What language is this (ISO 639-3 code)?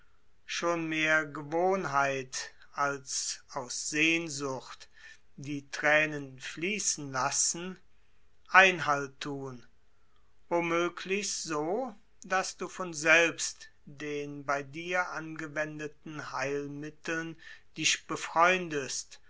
deu